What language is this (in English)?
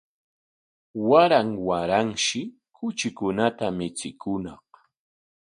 Corongo Ancash Quechua